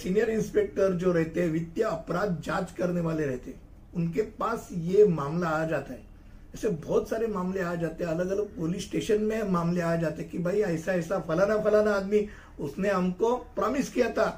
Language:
Hindi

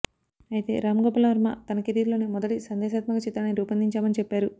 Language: Telugu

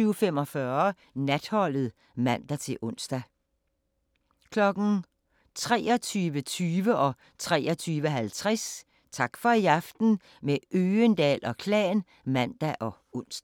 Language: Danish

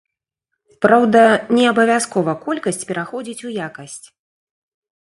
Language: Belarusian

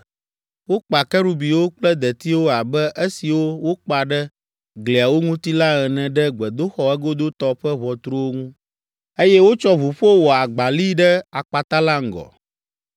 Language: Ewe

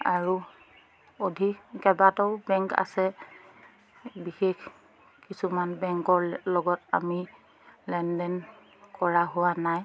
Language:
Assamese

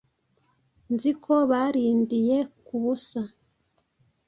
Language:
Kinyarwanda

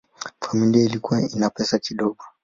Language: Swahili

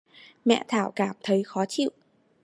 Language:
Vietnamese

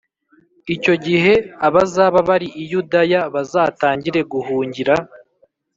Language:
Kinyarwanda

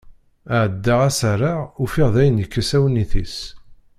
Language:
Kabyle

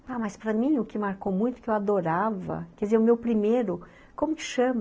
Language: Portuguese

